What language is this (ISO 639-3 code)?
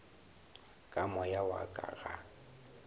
nso